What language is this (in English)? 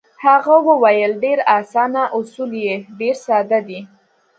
Pashto